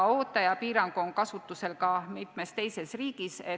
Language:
Estonian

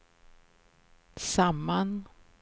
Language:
Swedish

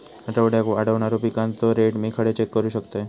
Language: Marathi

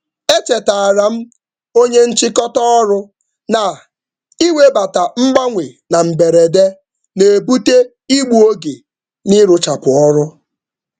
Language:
Igbo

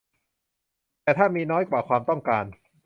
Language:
Thai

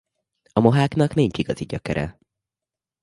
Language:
Hungarian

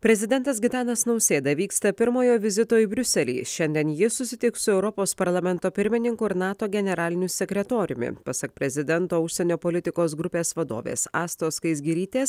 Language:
Lithuanian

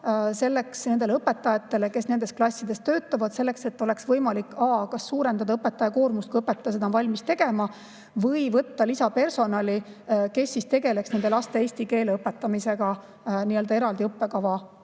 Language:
Estonian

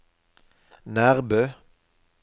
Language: Norwegian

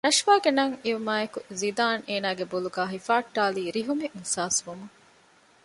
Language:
Divehi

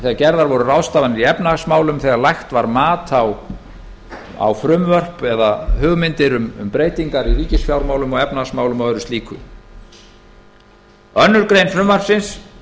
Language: Icelandic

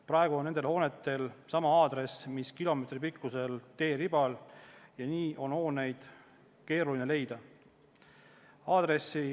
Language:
Estonian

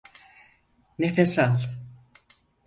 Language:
Turkish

